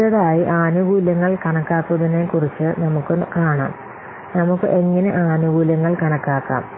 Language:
Malayalam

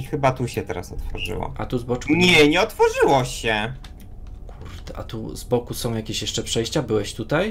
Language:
Polish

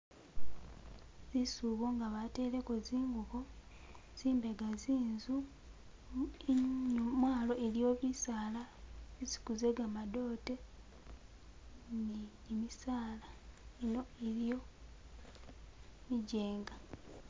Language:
Masaaba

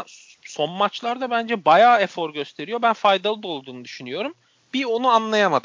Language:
Turkish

